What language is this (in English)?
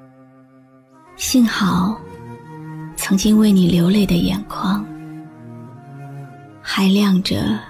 Chinese